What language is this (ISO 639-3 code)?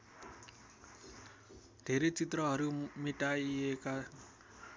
nep